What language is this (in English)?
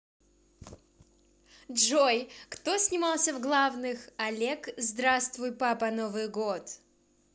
Russian